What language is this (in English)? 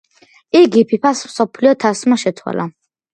Georgian